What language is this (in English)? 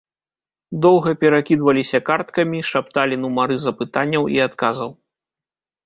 Belarusian